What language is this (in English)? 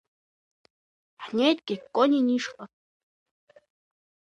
Abkhazian